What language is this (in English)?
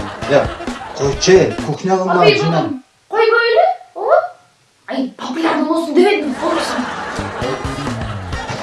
Turkish